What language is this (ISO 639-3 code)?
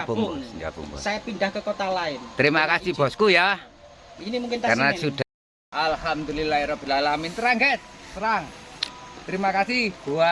ind